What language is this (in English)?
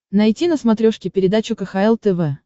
Russian